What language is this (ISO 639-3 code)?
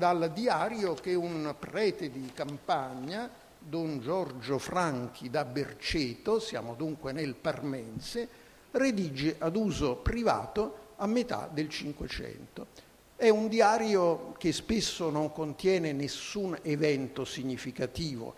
ita